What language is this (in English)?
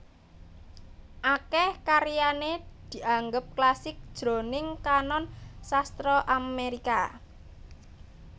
Javanese